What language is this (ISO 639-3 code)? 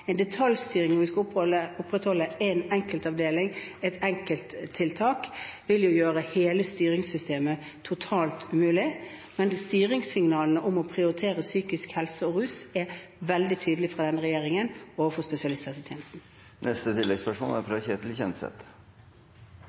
nor